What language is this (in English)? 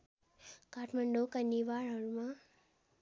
Nepali